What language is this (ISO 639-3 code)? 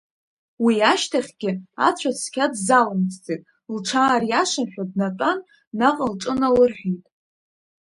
abk